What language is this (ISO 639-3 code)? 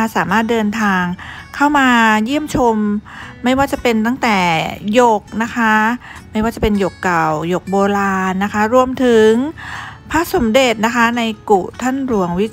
tha